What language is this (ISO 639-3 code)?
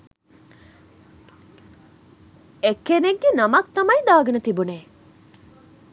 sin